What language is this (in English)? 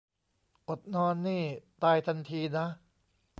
Thai